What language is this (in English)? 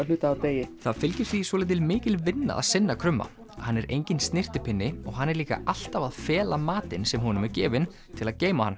Icelandic